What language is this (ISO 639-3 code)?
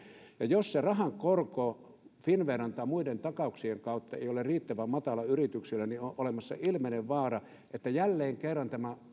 fin